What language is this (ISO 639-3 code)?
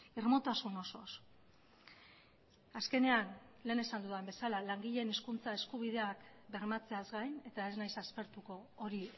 eus